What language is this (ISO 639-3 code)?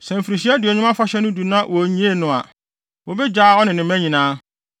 aka